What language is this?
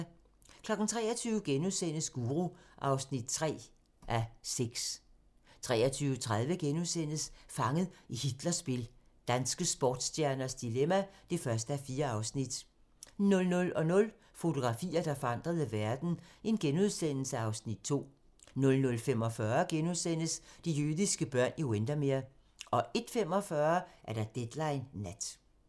Danish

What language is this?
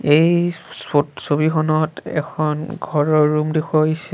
Assamese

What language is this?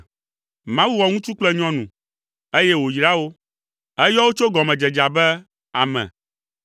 Ewe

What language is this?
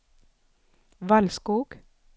Swedish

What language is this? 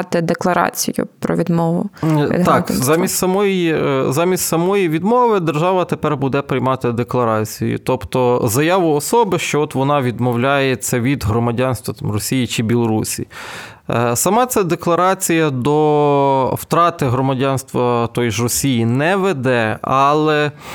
Ukrainian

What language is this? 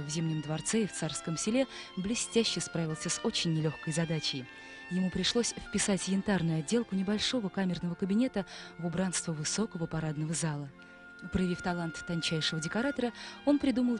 Russian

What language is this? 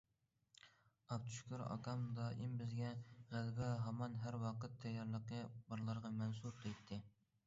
Uyghur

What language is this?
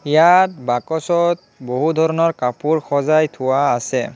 Assamese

